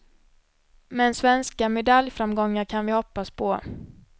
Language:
Swedish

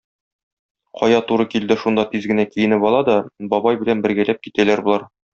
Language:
Tatar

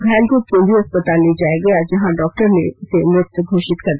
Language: Hindi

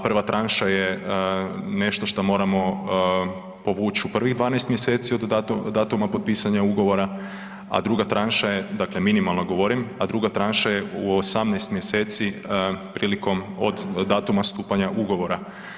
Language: Croatian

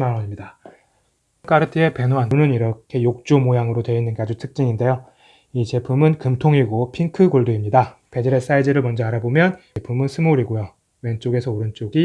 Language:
Korean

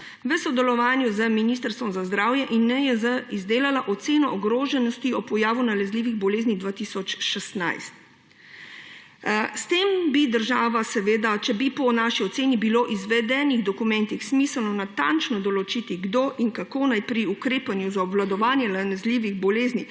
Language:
Slovenian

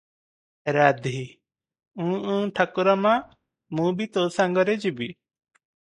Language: Odia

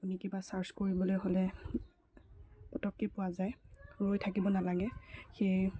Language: Assamese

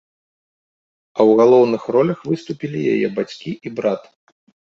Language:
Belarusian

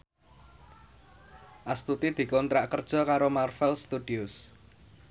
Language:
Javanese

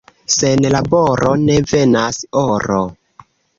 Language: Esperanto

